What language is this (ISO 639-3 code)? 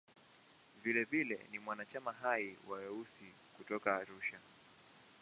swa